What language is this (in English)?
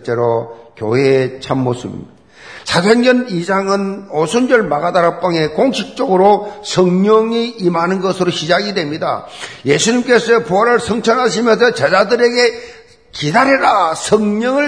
Korean